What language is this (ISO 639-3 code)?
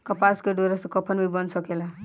bho